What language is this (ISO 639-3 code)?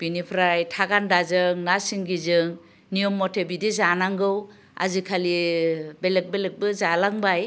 brx